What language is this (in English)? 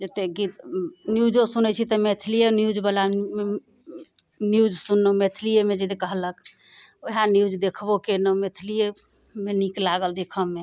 Maithili